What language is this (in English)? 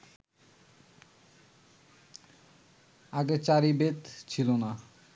Bangla